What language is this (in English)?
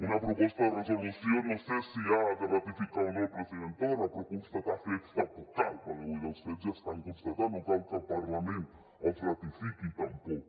Catalan